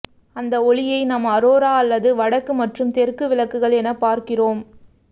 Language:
Tamil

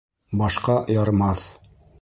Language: Bashkir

